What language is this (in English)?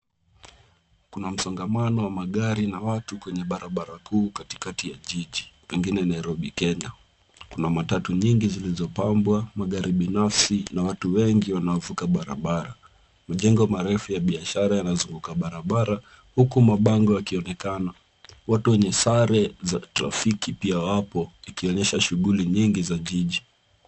Swahili